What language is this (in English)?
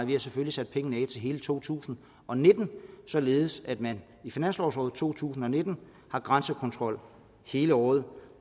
Danish